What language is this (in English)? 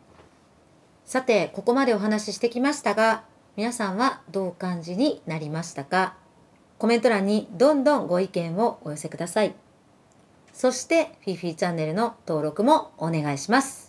Japanese